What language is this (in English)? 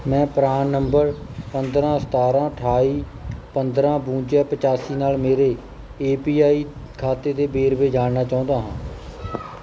Punjabi